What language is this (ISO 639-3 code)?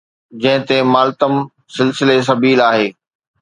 snd